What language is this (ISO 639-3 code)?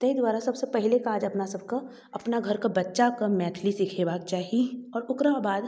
mai